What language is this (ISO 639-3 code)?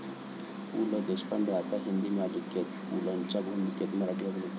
mar